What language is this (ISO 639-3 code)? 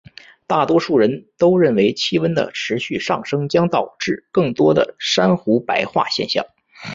zho